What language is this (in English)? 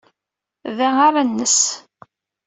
Kabyle